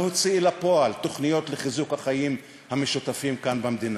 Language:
Hebrew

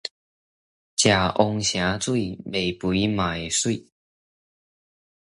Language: Min Nan Chinese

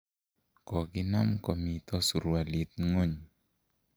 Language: Kalenjin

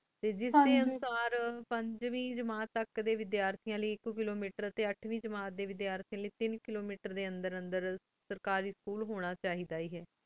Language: Punjabi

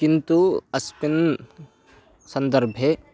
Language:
Sanskrit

